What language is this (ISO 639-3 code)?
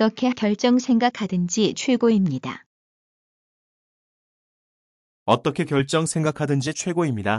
kor